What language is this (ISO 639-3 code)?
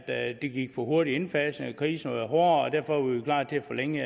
dan